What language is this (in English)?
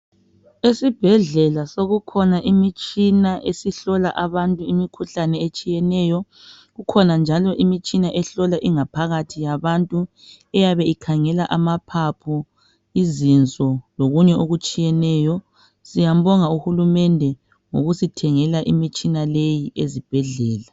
North Ndebele